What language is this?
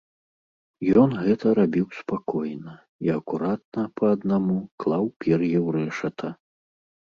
Belarusian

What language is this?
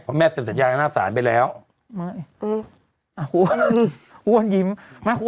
Thai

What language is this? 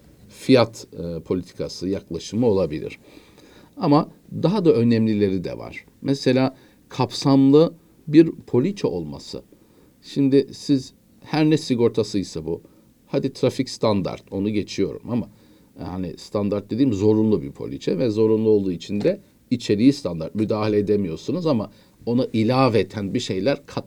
Turkish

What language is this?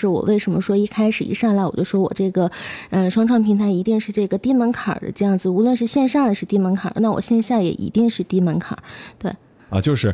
Chinese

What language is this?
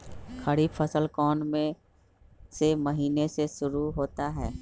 Magahi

